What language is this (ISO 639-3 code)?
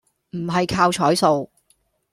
yue